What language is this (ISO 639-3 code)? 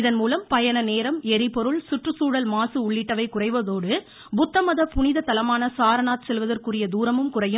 tam